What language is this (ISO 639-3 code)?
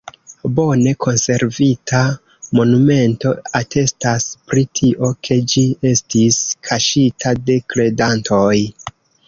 epo